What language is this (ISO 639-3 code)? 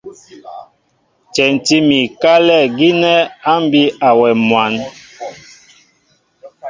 mbo